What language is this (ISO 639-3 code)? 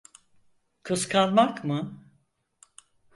tur